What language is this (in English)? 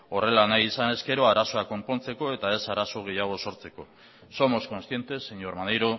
Basque